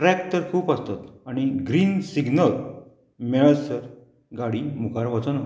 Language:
Konkani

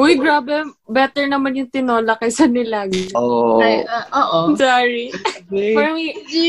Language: Filipino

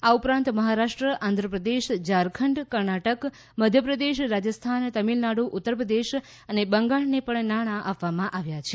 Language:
Gujarati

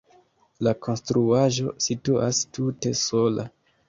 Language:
Esperanto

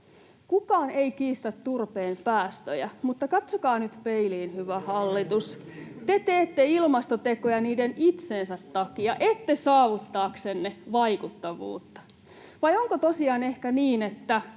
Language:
Finnish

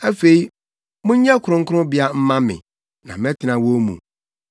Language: Akan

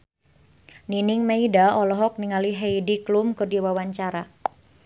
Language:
Sundanese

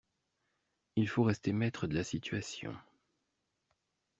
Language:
French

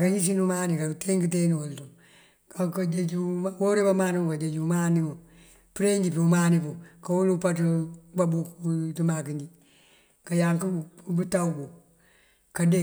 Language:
Mandjak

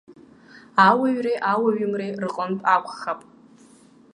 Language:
Abkhazian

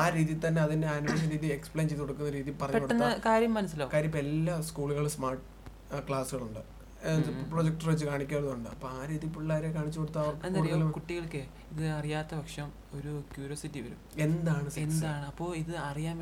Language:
Malayalam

